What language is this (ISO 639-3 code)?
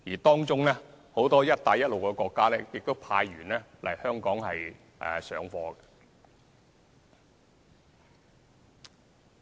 yue